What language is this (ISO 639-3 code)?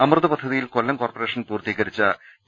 mal